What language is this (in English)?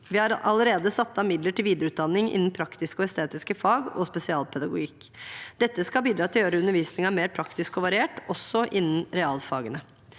Norwegian